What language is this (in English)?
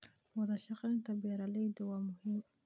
Somali